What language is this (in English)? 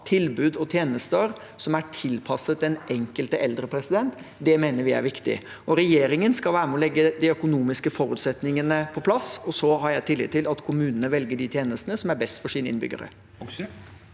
Norwegian